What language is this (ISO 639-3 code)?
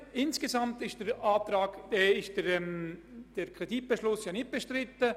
gsw